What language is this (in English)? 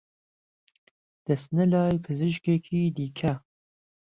Central Kurdish